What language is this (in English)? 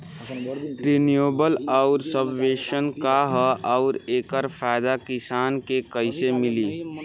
Bhojpuri